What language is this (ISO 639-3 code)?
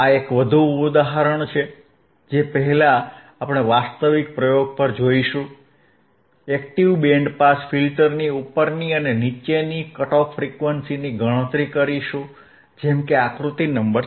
guj